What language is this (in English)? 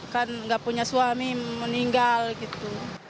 Indonesian